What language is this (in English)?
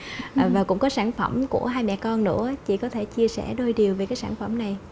Vietnamese